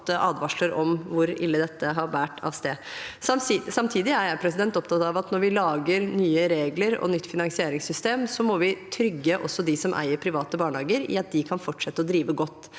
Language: Norwegian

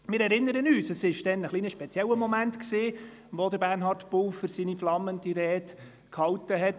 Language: Swiss German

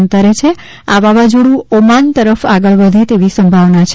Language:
Gujarati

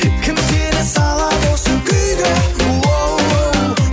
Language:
Kazakh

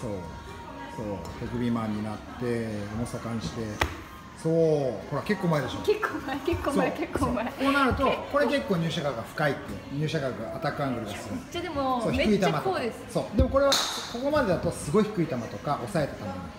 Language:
Japanese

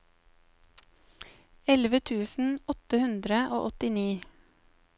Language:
Norwegian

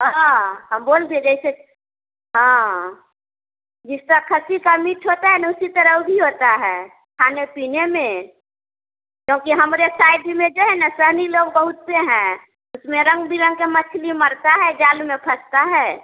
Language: Hindi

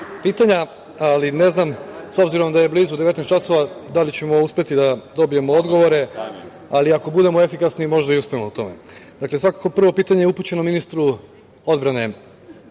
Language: Serbian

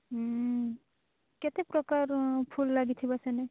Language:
Odia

